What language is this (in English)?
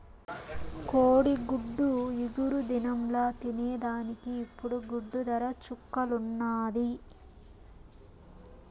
Telugu